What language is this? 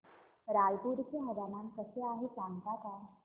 Marathi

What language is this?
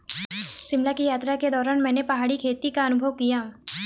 Hindi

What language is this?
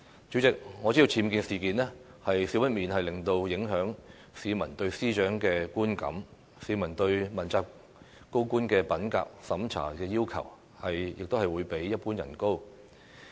Cantonese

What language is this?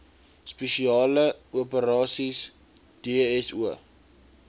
Afrikaans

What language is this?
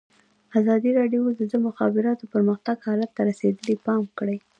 Pashto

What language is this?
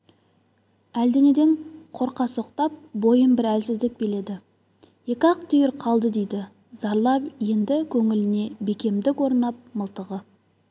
Kazakh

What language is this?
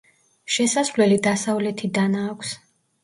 Georgian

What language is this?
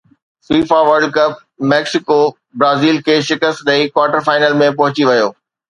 Sindhi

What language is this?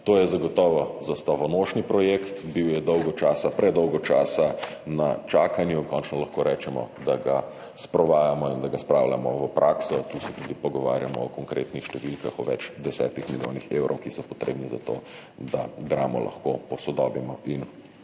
Slovenian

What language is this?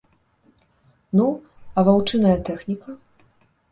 Belarusian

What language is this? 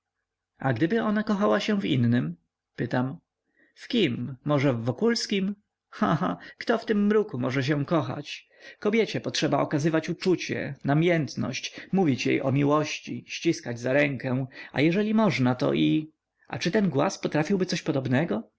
Polish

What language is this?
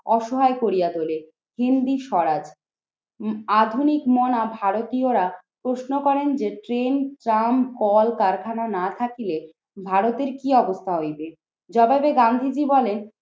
Bangla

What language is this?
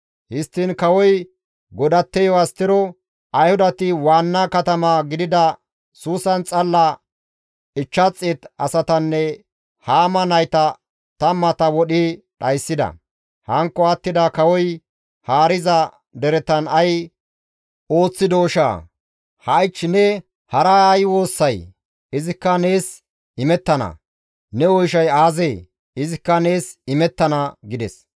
Gamo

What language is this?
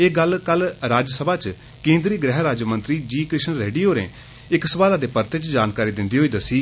Dogri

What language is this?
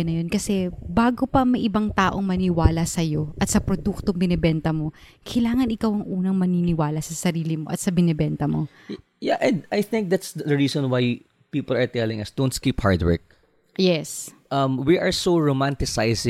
Filipino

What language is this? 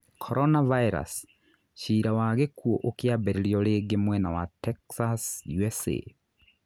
Kikuyu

